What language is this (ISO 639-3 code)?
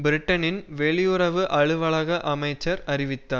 tam